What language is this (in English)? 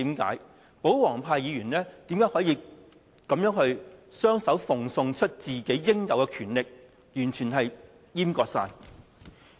Cantonese